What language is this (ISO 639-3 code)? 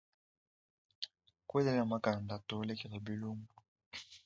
lua